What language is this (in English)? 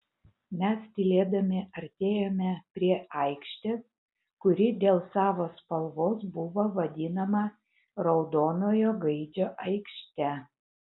Lithuanian